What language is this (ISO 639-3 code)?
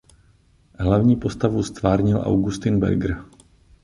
ces